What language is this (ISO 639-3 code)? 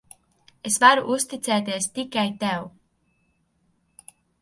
lav